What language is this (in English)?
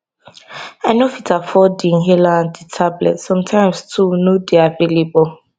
Nigerian Pidgin